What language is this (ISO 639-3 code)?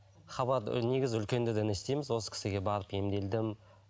kaz